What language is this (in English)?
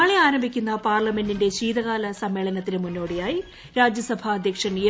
Malayalam